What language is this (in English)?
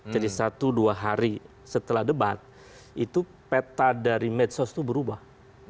Indonesian